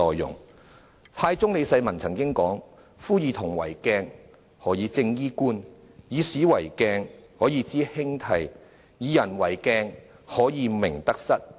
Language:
Cantonese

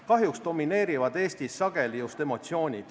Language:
Estonian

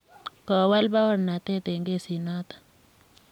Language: Kalenjin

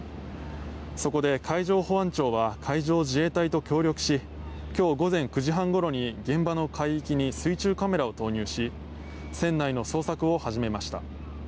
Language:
Japanese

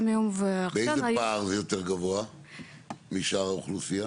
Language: Hebrew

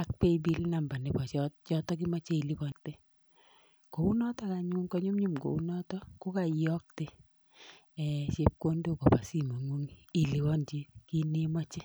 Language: Kalenjin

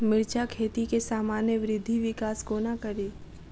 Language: Maithili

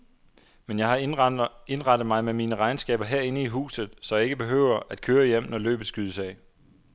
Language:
Danish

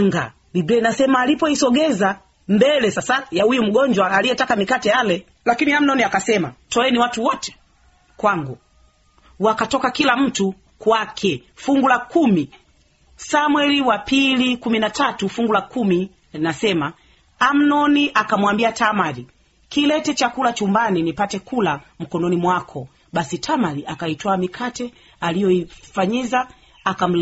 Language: Swahili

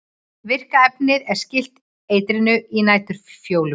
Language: Icelandic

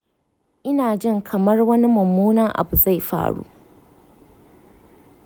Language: Hausa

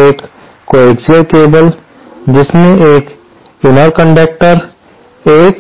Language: Hindi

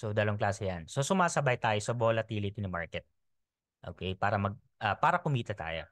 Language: Filipino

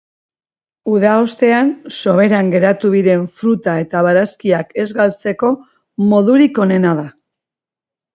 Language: Basque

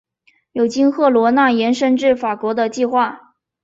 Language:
Chinese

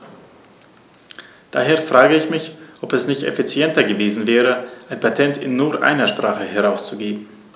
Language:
German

